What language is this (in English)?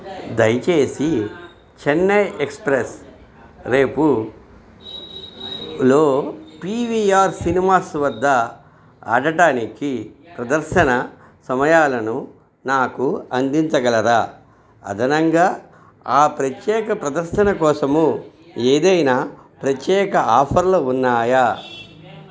Telugu